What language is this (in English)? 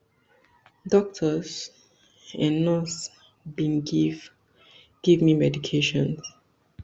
Nigerian Pidgin